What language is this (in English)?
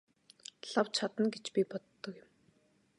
Mongolian